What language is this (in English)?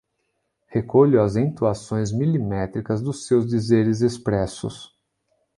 Portuguese